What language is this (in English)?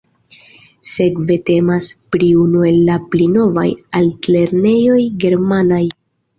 Esperanto